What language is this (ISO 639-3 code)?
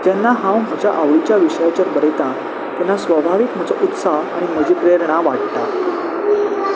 kok